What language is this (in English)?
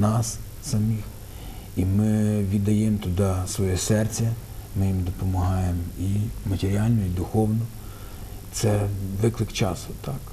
Ukrainian